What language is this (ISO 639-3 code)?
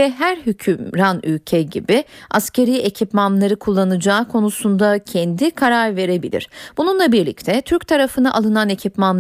tur